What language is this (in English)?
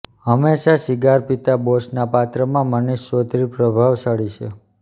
Gujarati